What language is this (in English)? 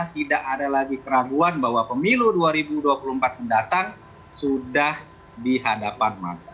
Indonesian